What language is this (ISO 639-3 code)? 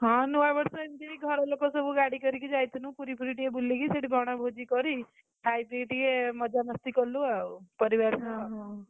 ori